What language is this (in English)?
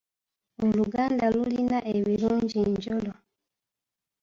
Ganda